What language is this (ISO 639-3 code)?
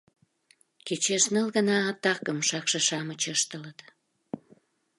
chm